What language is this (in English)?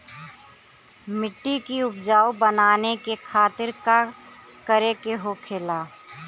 Bhojpuri